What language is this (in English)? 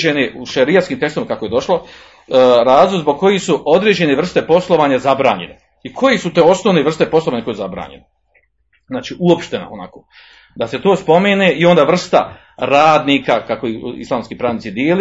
Croatian